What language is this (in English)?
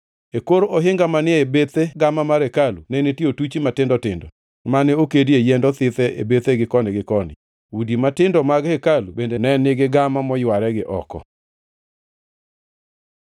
Luo (Kenya and Tanzania)